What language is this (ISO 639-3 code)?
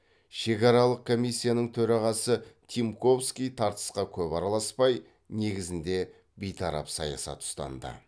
kaz